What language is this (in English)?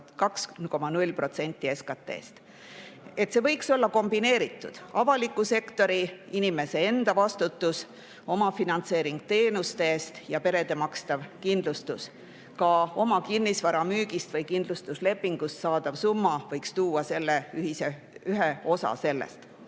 Estonian